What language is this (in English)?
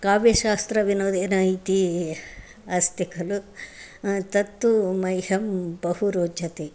Sanskrit